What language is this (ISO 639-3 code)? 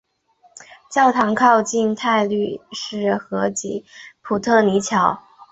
zho